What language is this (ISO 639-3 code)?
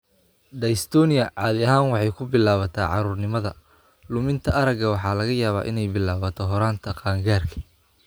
som